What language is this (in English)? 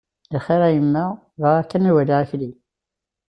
Kabyle